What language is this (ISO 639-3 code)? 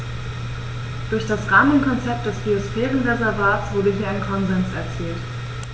deu